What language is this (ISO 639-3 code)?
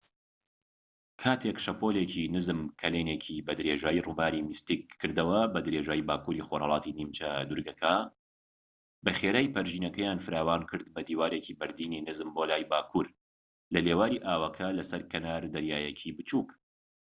ckb